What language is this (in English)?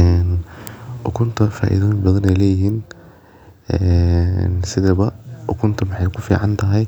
Somali